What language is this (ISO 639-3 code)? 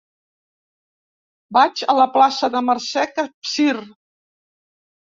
cat